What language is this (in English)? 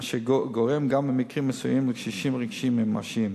Hebrew